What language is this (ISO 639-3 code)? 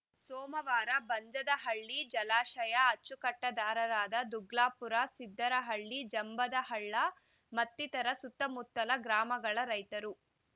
kan